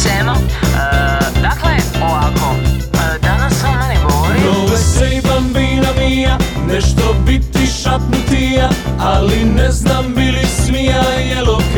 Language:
Croatian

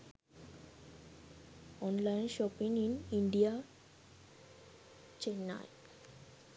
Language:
Sinhala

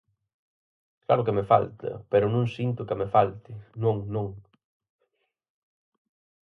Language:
Galician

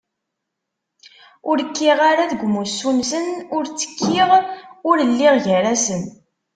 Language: Kabyle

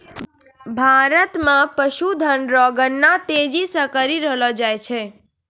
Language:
Maithili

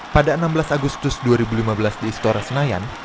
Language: Indonesian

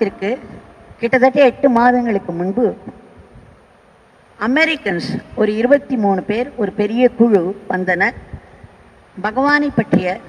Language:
Romanian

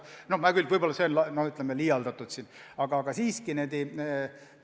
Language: Estonian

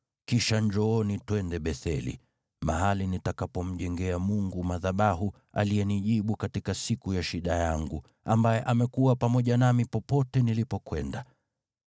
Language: Swahili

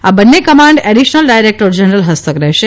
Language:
Gujarati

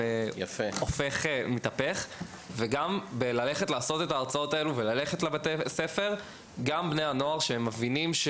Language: Hebrew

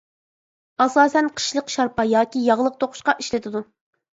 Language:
Uyghur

